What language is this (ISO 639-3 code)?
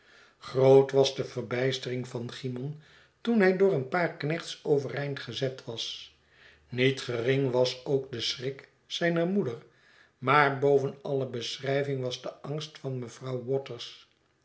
nld